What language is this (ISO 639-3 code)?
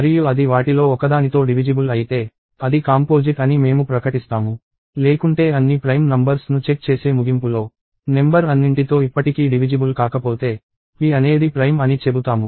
tel